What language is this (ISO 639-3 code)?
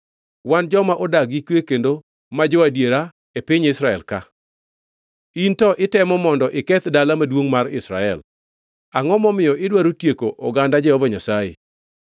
luo